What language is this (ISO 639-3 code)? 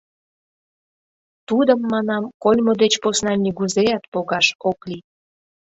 chm